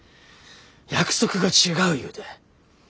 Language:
Japanese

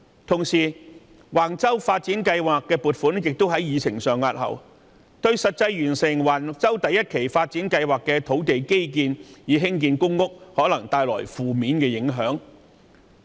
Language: Cantonese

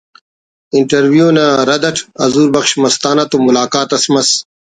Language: Brahui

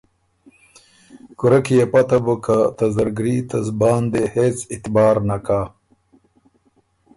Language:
Ormuri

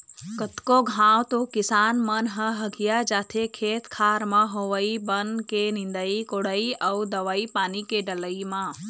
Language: Chhattisgarhi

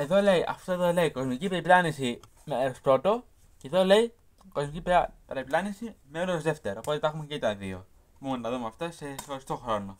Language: Greek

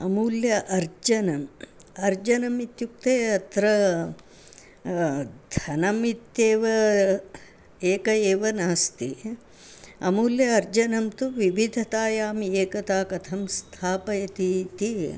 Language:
Sanskrit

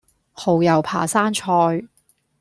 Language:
Cantonese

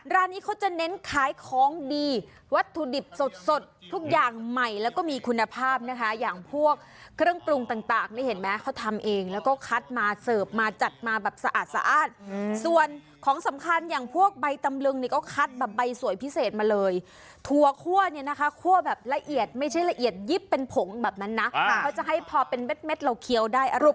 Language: Thai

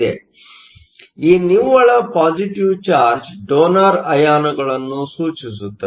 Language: Kannada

